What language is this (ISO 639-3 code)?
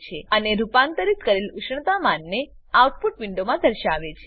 guj